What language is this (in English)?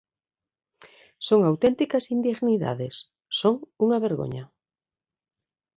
Galician